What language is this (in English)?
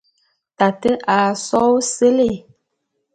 Bulu